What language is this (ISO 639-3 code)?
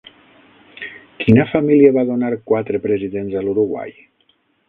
cat